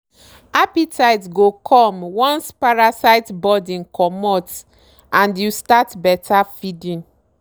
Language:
Nigerian Pidgin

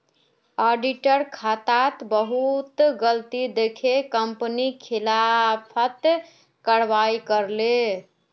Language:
Magahi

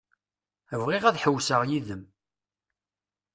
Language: Kabyle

